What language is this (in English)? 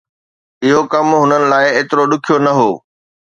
Sindhi